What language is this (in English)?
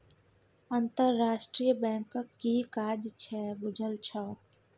Maithili